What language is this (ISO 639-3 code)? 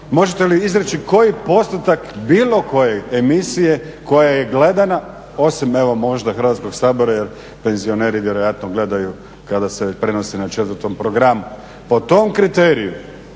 hrv